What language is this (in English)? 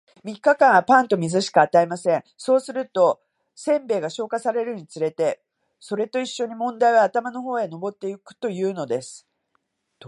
Japanese